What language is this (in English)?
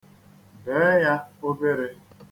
Igbo